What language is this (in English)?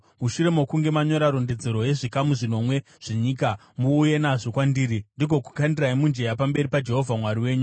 Shona